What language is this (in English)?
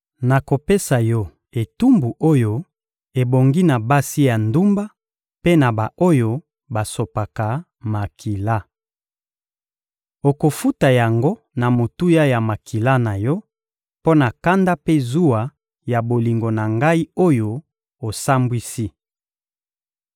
Lingala